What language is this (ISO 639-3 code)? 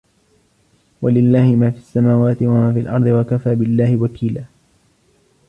ara